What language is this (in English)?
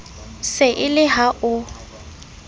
Southern Sotho